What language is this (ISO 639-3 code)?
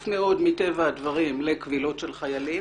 heb